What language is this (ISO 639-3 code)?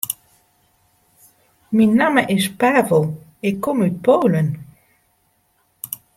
fry